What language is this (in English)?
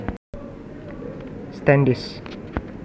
Javanese